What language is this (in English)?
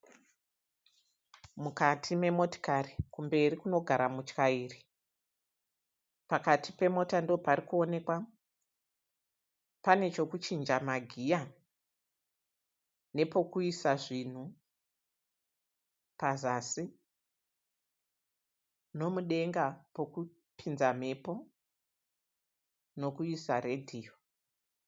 Shona